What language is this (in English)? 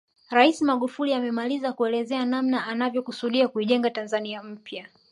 Swahili